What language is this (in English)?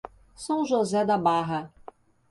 Portuguese